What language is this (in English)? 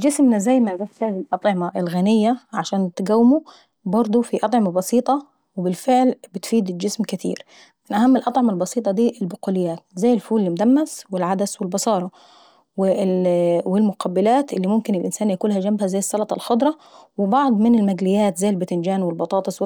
Saidi Arabic